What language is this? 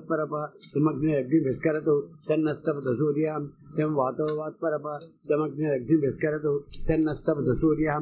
Telugu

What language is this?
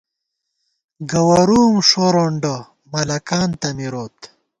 Gawar-Bati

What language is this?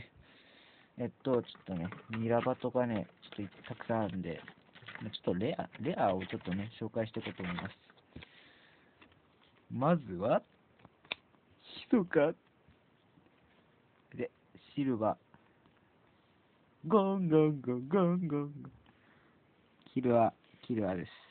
Japanese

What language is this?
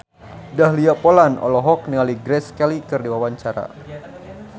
Sundanese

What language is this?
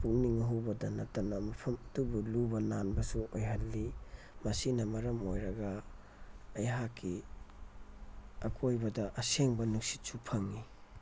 Manipuri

